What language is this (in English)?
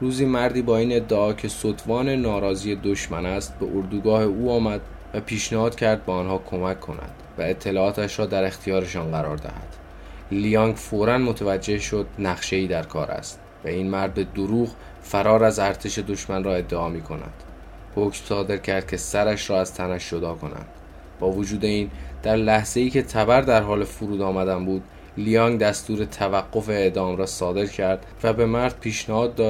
Persian